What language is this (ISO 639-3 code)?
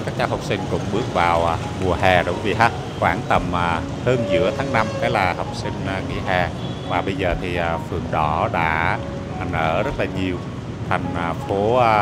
vie